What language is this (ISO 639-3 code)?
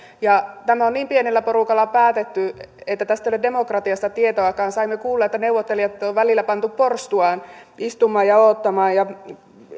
fin